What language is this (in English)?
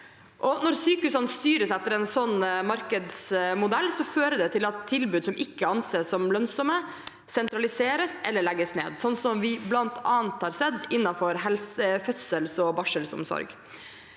Norwegian